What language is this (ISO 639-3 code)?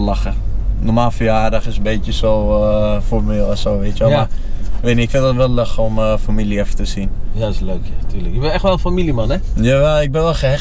nld